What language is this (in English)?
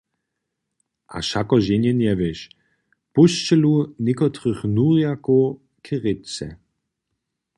Upper Sorbian